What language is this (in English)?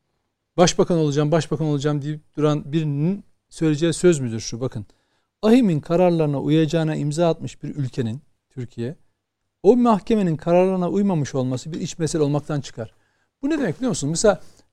Turkish